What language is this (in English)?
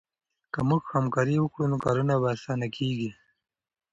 Pashto